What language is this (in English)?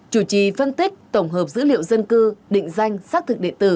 Vietnamese